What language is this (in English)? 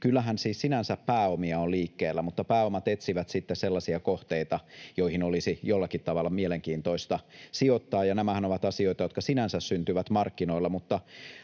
Finnish